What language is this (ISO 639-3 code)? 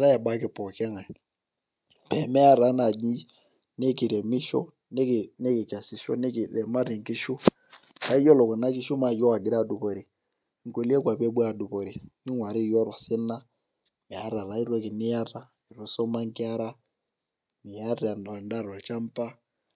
mas